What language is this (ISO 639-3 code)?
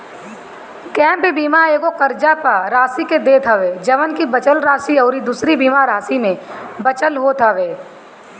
bho